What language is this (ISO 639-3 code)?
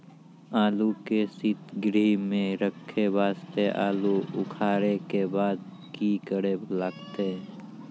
mai